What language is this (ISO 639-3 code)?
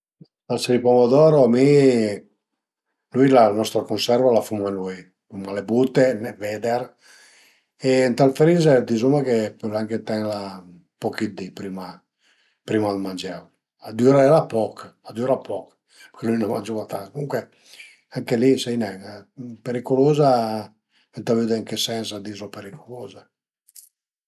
pms